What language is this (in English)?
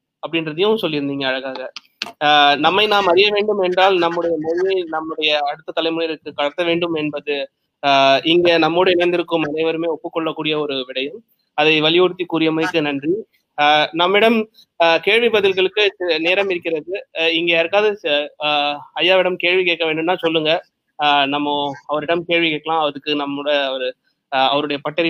Tamil